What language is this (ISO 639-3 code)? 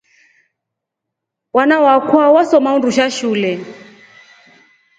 rof